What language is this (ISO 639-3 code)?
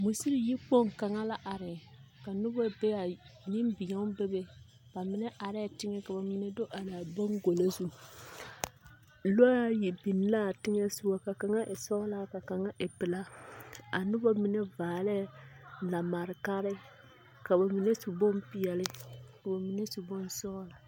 dga